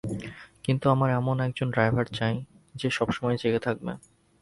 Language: Bangla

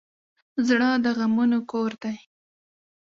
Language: Pashto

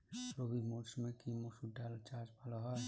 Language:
Bangla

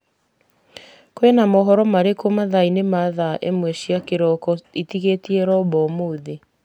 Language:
Kikuyu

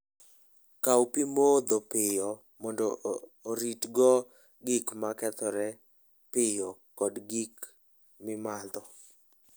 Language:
Luo (Kenya and Tanzania)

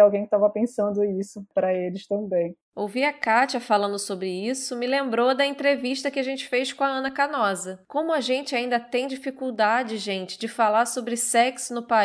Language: Portuguese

